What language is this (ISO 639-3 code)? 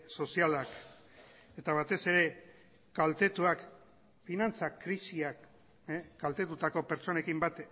eus